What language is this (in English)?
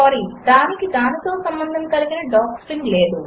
Telugu